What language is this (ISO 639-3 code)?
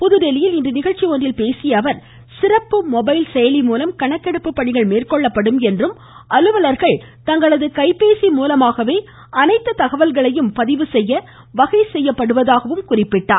tam